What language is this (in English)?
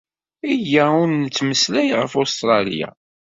Kabyle